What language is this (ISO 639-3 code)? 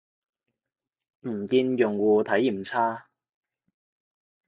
yue